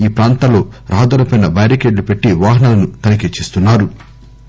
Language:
Telugu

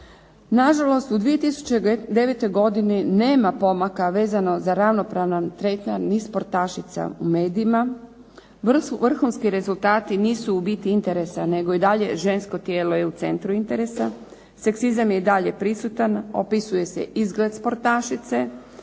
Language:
Croatian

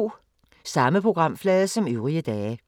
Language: Danish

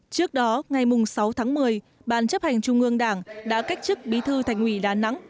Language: Vietnamese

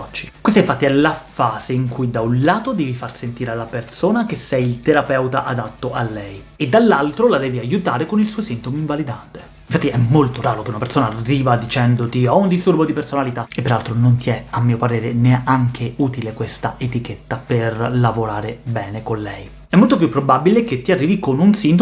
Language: Italian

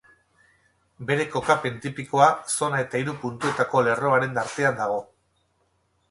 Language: Basque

